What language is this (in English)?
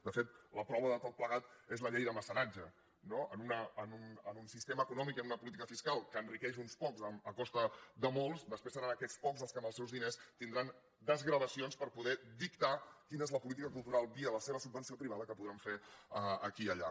Catalan